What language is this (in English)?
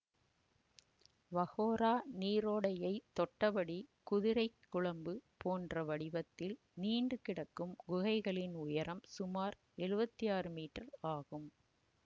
Tamil